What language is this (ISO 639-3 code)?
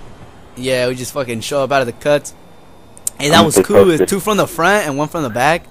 eng